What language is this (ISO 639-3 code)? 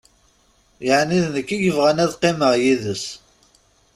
kab